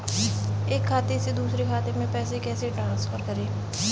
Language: Hindi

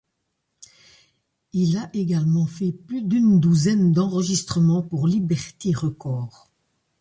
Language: French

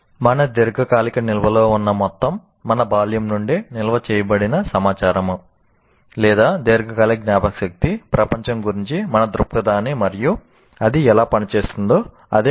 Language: Telugu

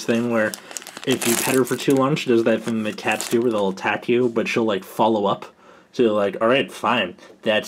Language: English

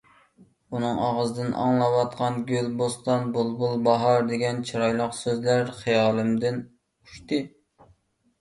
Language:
Uyghur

